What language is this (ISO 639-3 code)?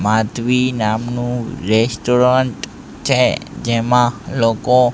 guj